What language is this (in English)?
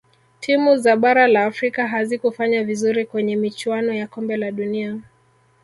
Swahili